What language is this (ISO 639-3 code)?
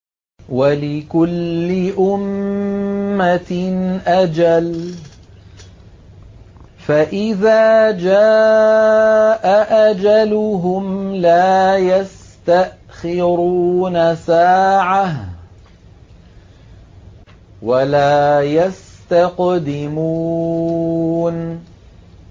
ara